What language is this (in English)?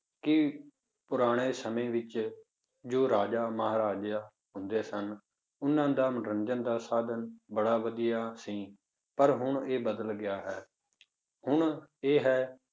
Punjabi